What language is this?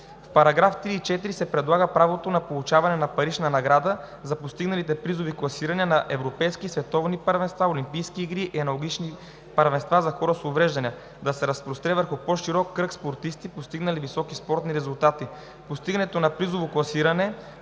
Bulgarian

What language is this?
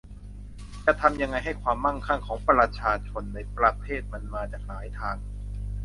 Thai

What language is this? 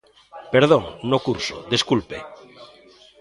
Galician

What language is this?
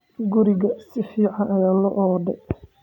Somali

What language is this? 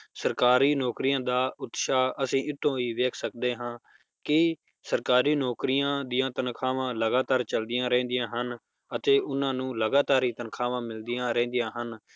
Punjabi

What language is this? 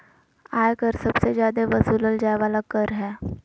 Magahi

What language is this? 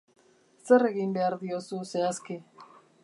Basque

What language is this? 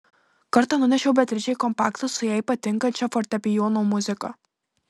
Lithuanian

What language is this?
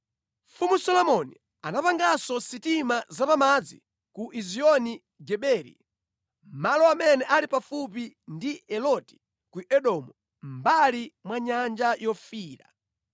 Nyanja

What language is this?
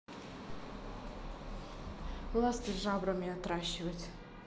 Russian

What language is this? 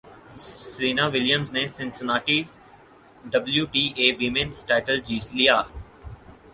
Urdu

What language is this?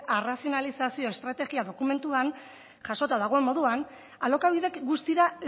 Basque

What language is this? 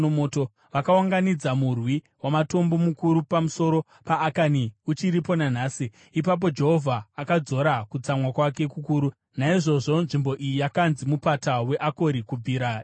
Shona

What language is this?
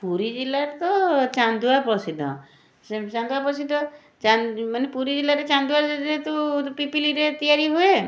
Odia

